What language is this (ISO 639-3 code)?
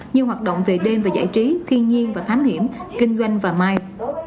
vie